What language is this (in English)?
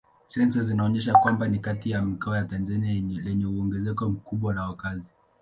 Swahili